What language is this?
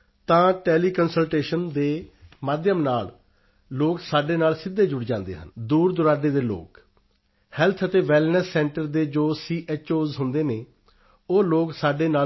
Punjabi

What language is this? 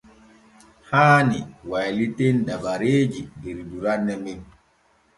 Borgu Fulfulde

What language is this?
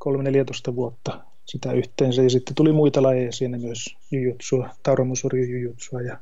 Finnish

